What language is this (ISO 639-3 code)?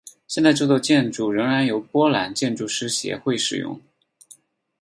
zho